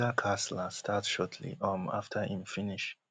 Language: Nigerian Pidgin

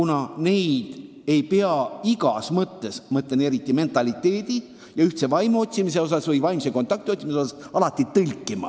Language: Estonian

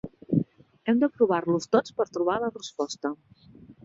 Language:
Catalan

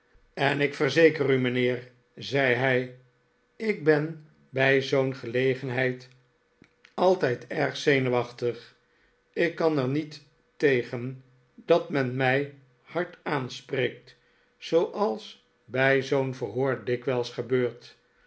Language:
Dutch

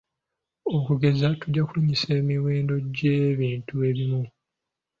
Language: Ganda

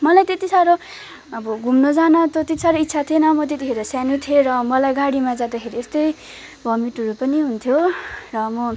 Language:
Nepali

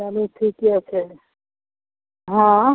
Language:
Maithili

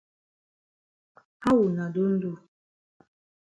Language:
Cameroon Pidgin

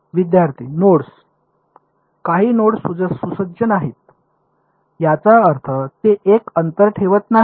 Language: Marathi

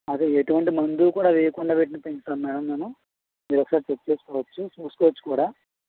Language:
Telugu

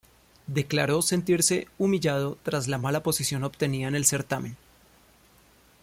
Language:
Spanish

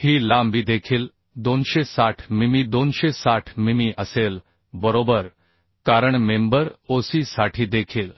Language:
Marathi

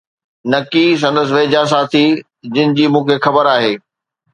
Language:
Sindhi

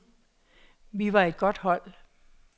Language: Danish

